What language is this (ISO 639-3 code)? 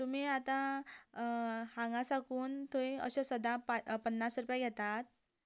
kok